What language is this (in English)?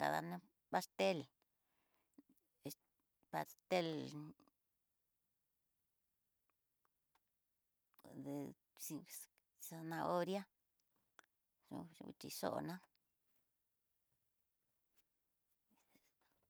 Tidaá Mixtec